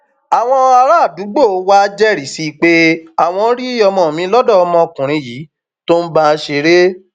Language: Yoruba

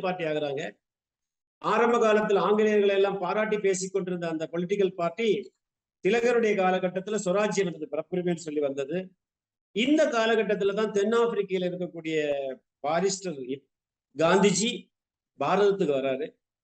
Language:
Tamil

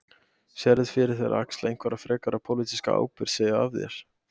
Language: Icelandic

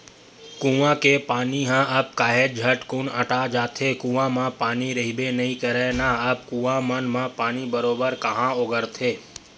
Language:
Chhattisgarhi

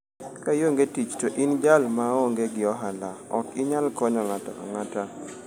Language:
Luo (Kenya and Tanzania)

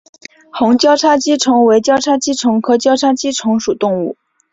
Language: Chinese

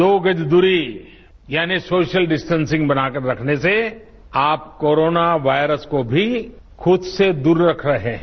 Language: Hindi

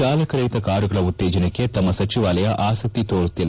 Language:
Kannada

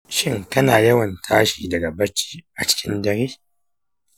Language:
Hausa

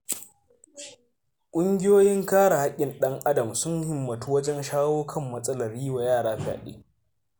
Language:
Hausa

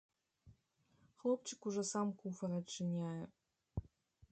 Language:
Belarusian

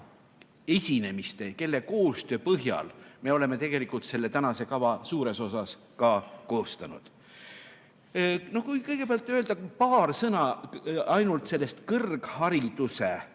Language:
Estonian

